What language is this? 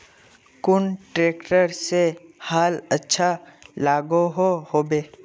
Magahi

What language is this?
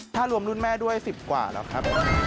Thai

